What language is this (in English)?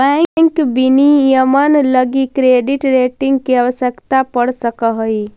Magahi